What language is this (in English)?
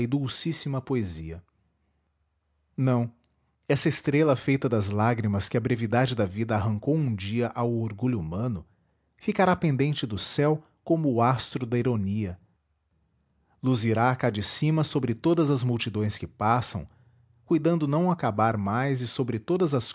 Portuguese